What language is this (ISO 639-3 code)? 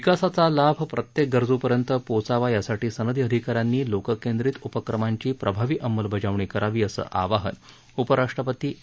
mar